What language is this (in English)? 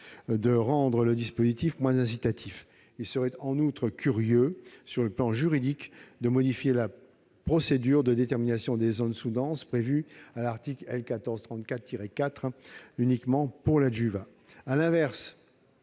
French